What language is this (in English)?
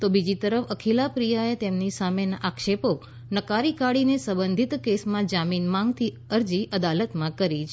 Gujarati